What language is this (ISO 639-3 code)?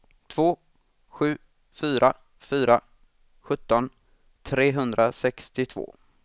swe